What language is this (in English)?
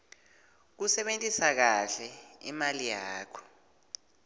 Swati